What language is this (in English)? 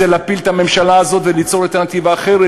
Hebrew